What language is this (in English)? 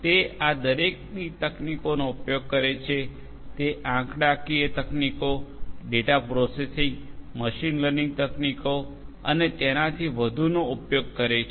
Gujarati